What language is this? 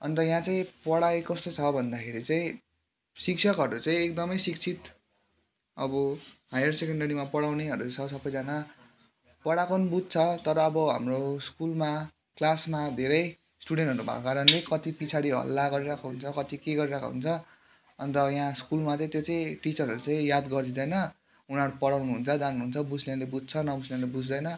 Nepali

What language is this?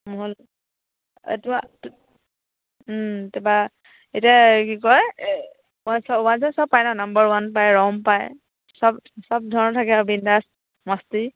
Assamese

